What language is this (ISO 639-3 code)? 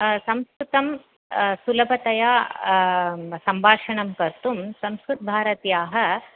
san